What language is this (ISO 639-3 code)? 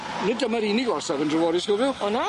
cym